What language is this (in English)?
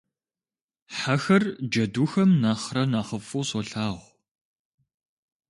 Kabardian